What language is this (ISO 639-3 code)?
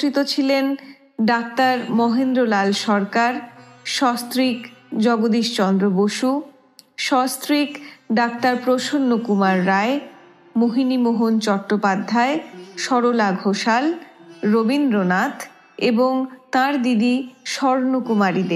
ben